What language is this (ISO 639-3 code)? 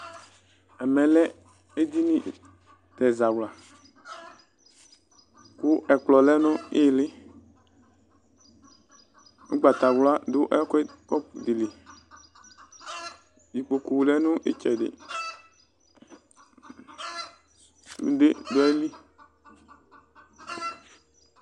kpo